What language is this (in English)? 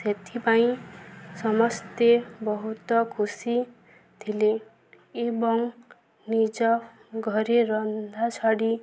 Odia